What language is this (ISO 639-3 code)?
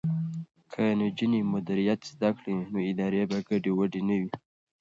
pus